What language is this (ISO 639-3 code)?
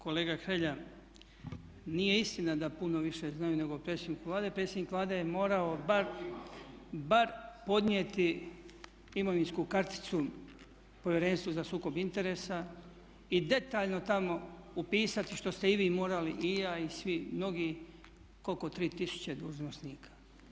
hrv